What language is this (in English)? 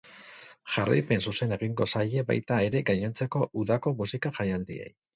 Basque